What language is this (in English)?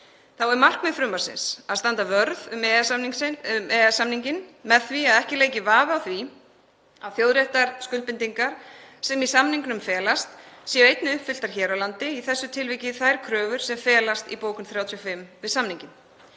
Icelandic